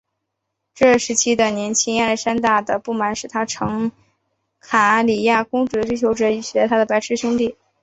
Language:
Chinese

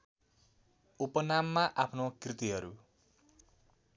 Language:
Nepali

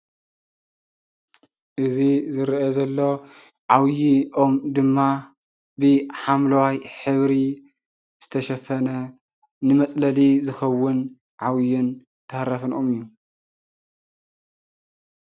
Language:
Tigrinya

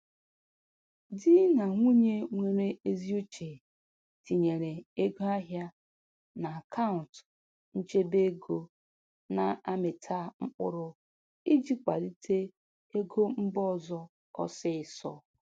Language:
Igbo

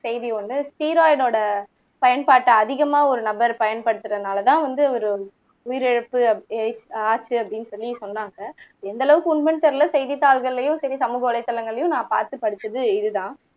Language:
Tamil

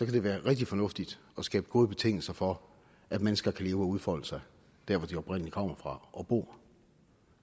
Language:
Danish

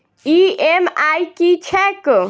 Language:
Maithili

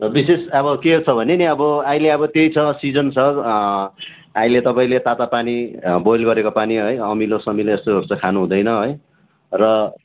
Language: Nepali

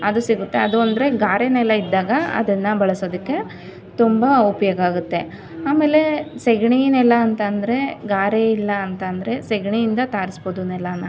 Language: Kannada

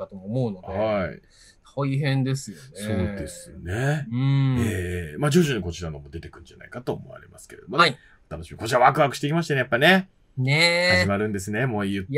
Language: Japanese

